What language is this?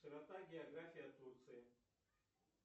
Russian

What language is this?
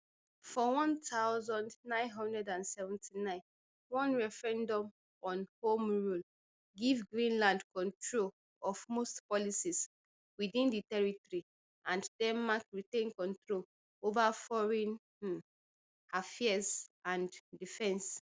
Nigerian Pidgin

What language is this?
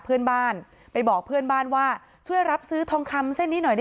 Thai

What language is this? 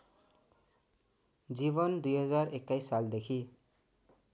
Nepali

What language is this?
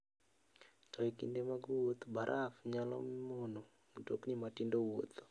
Luo (Kenya and Tanzania)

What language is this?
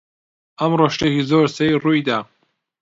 Central Kurdish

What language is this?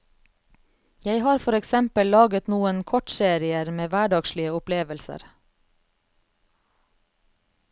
Norwegian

